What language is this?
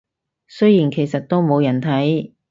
Cantonese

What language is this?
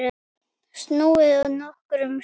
Icelandic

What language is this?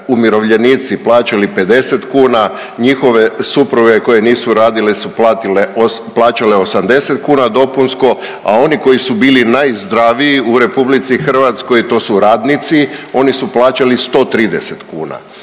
Croatian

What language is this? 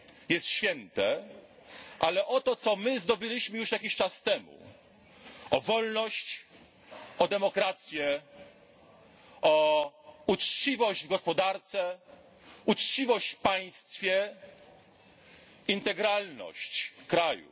Polish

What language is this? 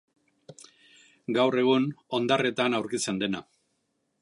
Basque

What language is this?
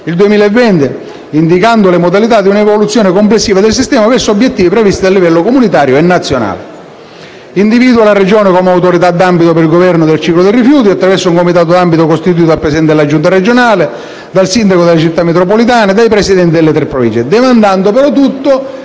Italian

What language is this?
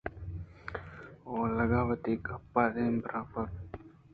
Eastern Balochi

